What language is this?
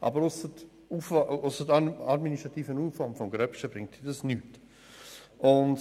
Swiss German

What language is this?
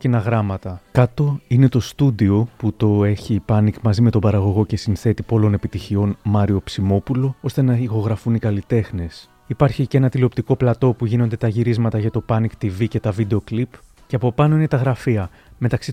Greek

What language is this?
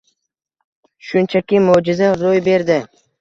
Uzbek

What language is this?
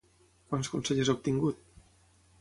Catalan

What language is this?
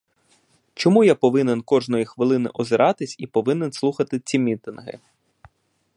Ukrainian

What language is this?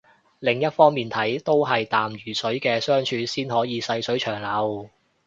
Cantonese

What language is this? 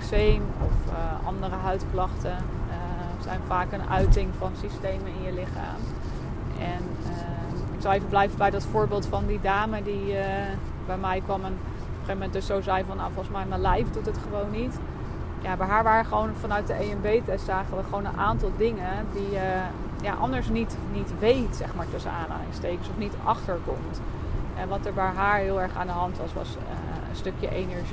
Dutch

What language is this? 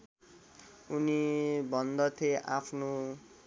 Nepali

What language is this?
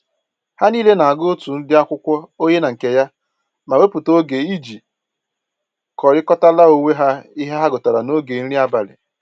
Igbo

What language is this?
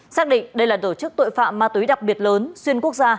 Vietnamese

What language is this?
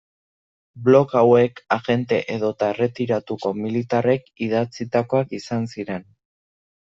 Basque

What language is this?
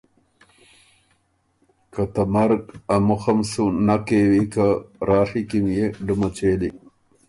Ormuri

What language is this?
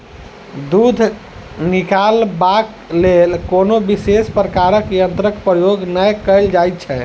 Maithili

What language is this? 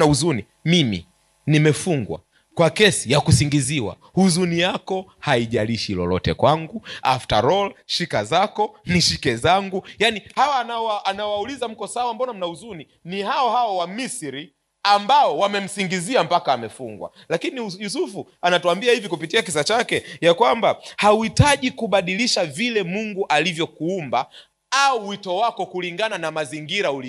Swahili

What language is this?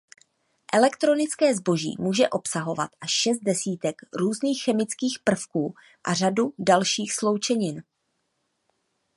Czech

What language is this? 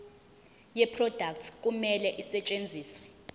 Zulu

